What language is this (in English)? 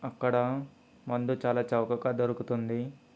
Telugu